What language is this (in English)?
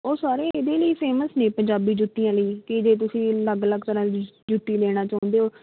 Punjabi